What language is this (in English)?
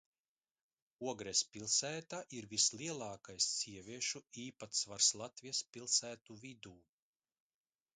Latvian